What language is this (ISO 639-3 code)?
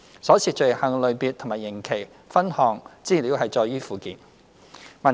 yue